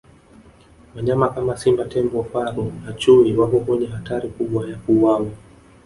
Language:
Swahili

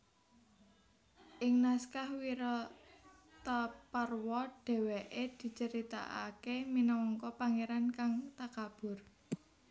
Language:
Javanese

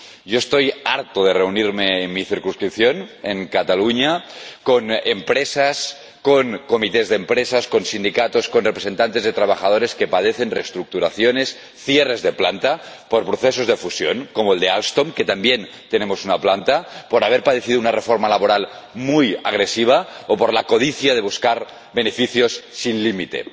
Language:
Spanish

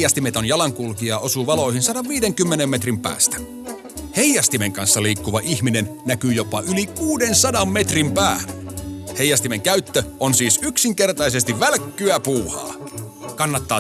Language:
Finnish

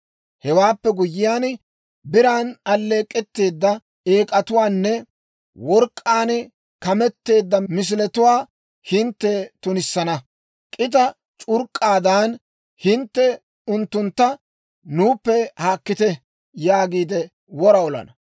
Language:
Dawro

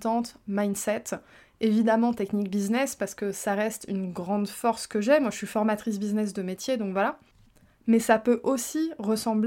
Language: French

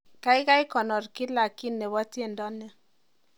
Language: Kalenjin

